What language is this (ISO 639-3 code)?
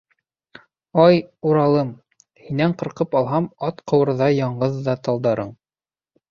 bak